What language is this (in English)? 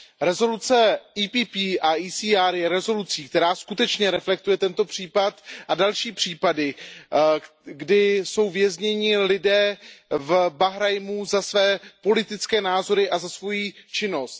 Czech